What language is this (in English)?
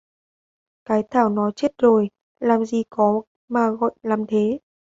Vietnamese